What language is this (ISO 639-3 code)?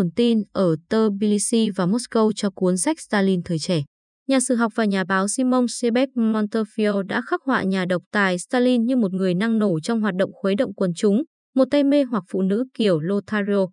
vie